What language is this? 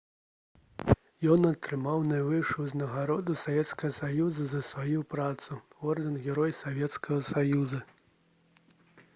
Belarusian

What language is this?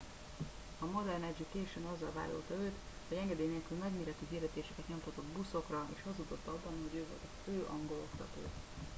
Hungarian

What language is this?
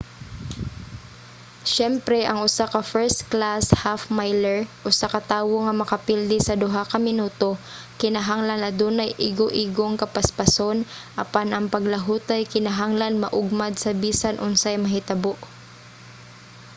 Cebuano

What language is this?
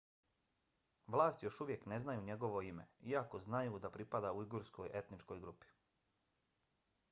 Bosnian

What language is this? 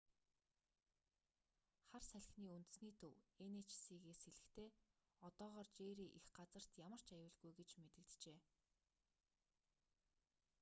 Mongolian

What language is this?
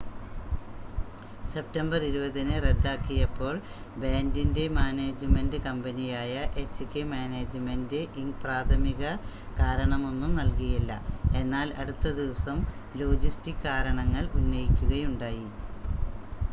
Malayalam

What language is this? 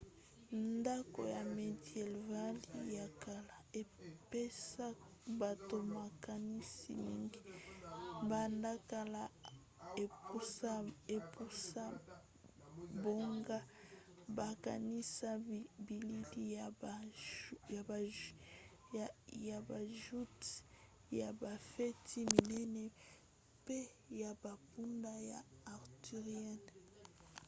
Lingala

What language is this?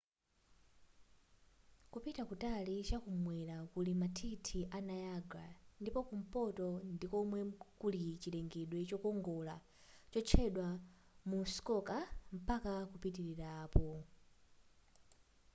Nyanja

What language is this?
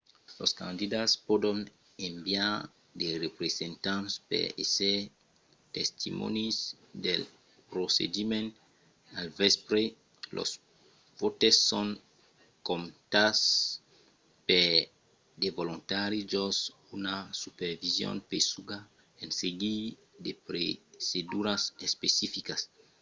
Occitan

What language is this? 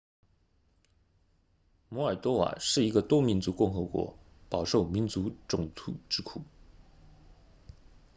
Chinese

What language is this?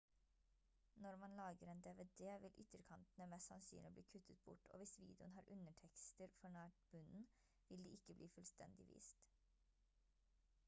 Norwegian Bokmål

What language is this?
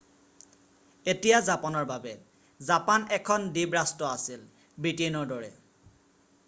Assamese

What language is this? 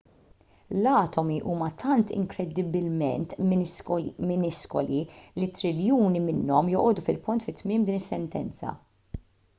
Maltese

